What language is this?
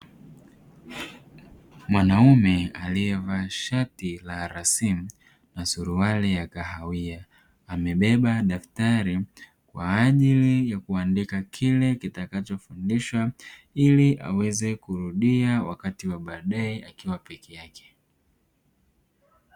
Swahili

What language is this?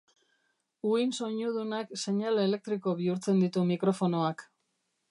Basque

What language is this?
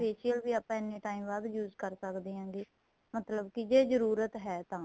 Punjabi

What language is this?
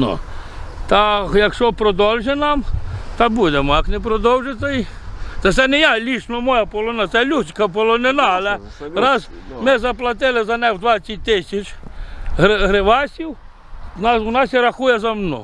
Ukrainian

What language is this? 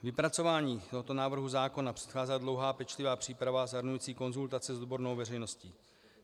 Czech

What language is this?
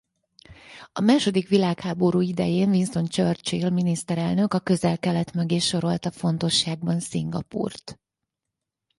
Hungarian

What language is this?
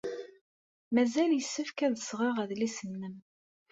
Kabyle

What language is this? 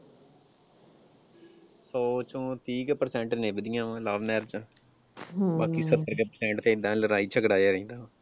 Punjabi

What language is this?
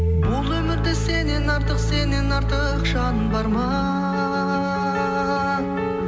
Kazakh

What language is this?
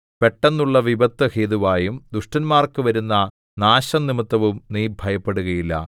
Malayalam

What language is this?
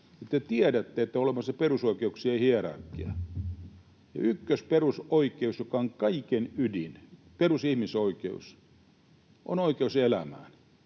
Finnish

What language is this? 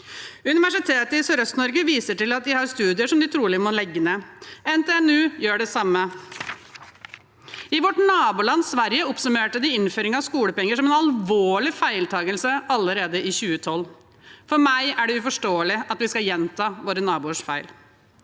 Norwegian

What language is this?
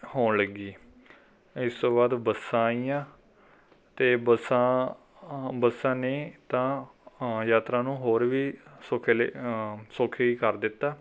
Punjabi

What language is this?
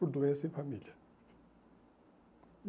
Portuguese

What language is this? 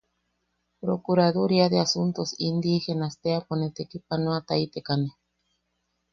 Yaqui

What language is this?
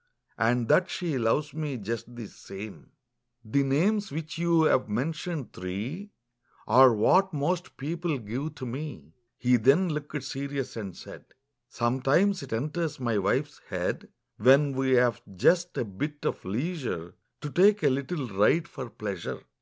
English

